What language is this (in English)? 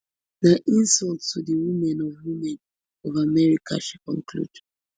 Nigerian Pidgin